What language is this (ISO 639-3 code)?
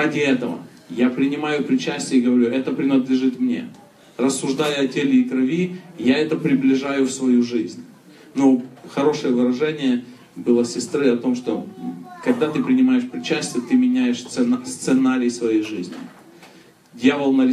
rus